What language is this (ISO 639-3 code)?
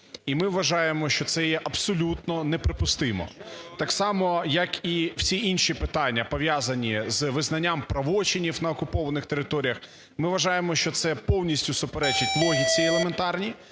ukr